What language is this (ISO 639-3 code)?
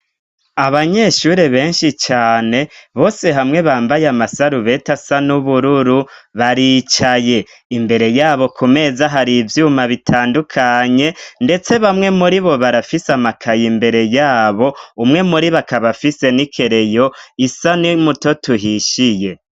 run